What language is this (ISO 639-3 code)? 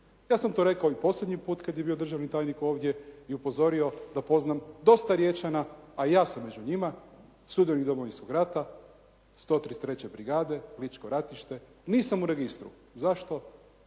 hrv